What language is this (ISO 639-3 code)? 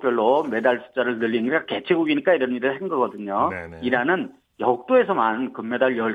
kor